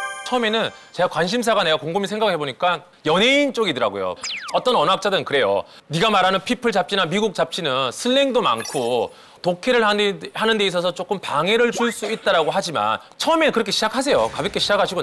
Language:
Korean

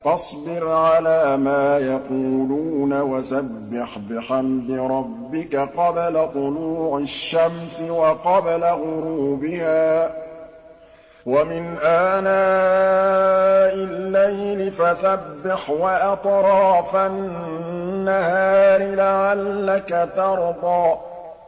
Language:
Arabic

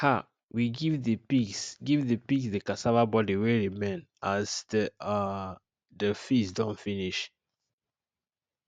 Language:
Nigerian Pidgin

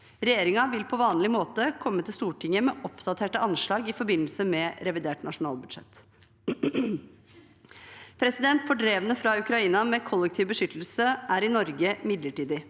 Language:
Norwegian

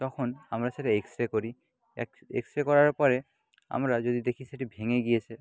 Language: Bangla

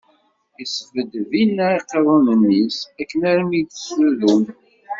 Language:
Kabyle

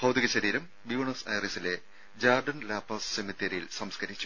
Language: Malayalam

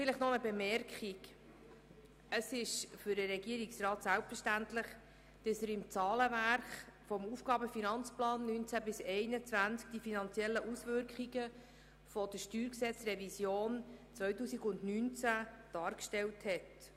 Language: Swiss German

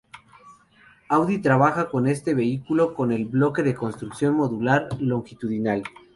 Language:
Spanish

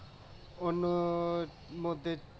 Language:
Bangla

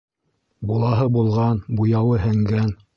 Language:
Bashkir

